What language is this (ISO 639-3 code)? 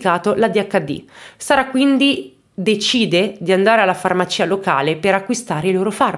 ita